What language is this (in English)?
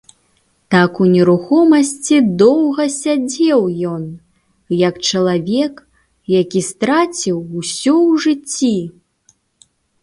Belarusian